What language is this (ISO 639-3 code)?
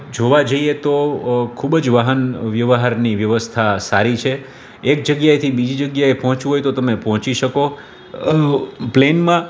guj